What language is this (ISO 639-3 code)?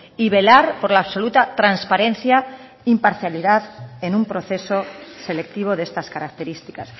spa